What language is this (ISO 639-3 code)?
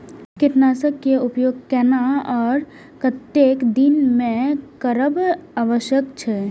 mai